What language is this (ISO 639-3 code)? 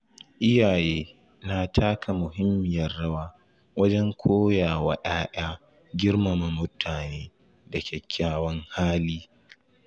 hau